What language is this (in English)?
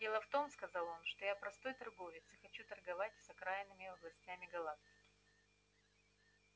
Russian